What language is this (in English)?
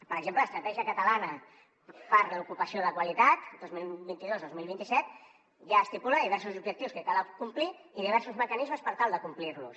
Catalan